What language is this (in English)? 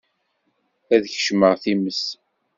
Kabyle